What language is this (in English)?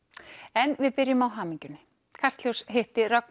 Icelandic